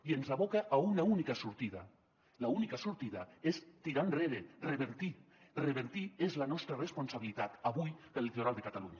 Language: Catalan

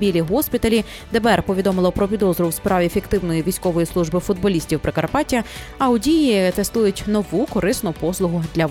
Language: Ukrainian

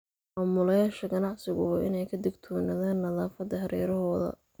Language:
Somali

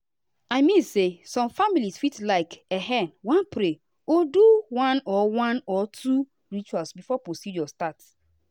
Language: Nigerian Pidgin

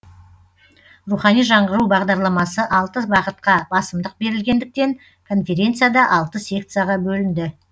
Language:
Kazakh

